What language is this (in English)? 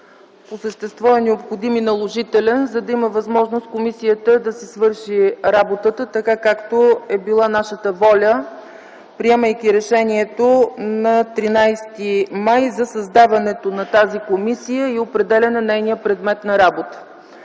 Bulgarian